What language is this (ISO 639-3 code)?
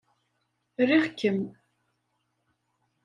kab